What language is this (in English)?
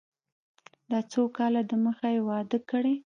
Pashto